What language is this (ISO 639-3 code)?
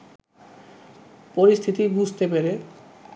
ben